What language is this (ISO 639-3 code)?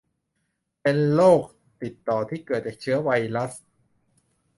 tha